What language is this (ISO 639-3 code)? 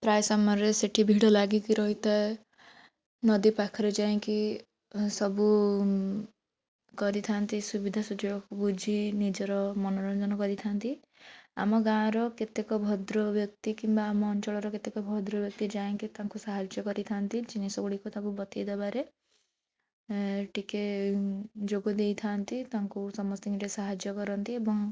ori